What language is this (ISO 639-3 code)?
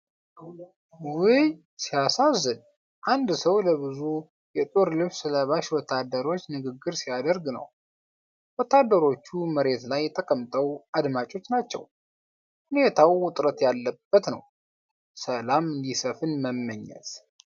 amh